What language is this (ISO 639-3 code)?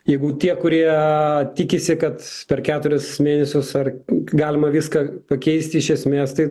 lit